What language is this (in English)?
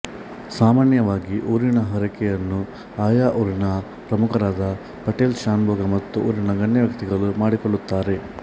Kannada